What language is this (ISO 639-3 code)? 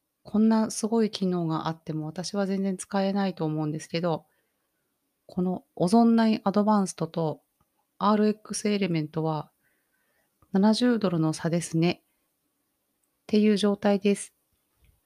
jpn